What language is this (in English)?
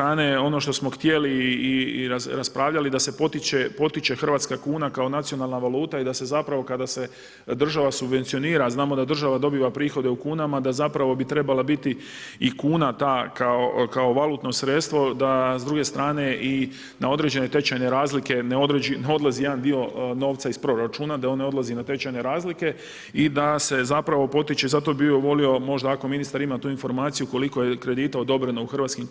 Croatian